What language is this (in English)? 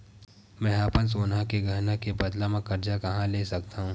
Chhattisgarhi